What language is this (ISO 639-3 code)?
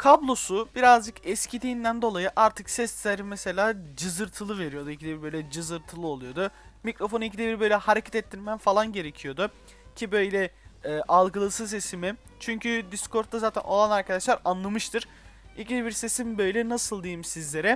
tur